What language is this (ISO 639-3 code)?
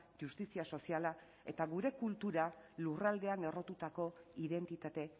eus